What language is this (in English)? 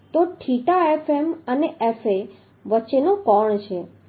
Gujarati